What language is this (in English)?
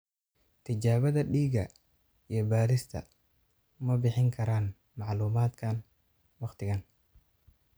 Somali